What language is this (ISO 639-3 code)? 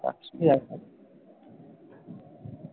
ben